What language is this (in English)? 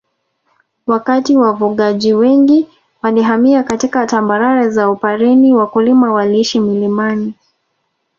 Swahili